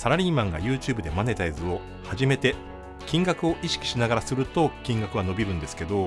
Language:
Japanese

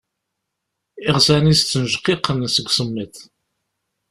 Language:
Kabyle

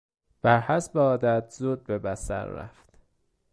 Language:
Persian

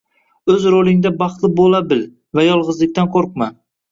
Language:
Uzbek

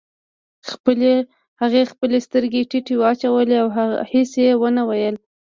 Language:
Pashto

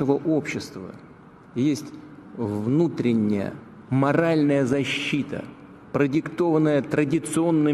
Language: Russian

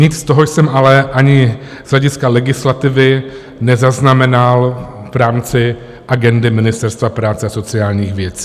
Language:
Czech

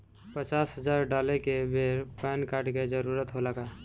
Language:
Bhojpuri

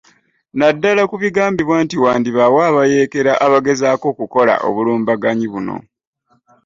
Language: Ganda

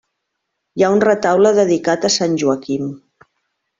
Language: Catalan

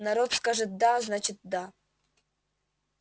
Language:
Russian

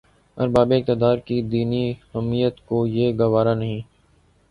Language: Urdu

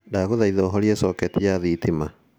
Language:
Kikuyu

